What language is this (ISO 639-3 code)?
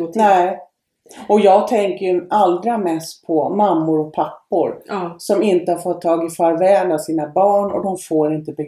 swe